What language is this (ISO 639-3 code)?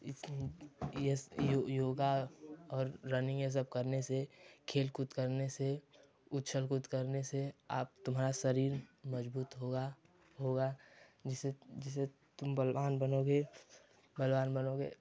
hin